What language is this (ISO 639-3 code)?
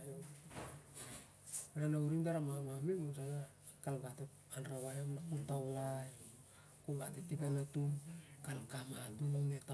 sjr